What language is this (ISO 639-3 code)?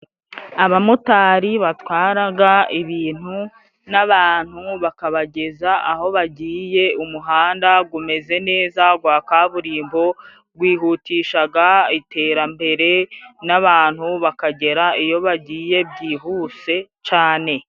kin